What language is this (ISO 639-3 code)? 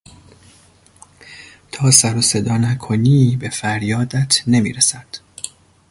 fas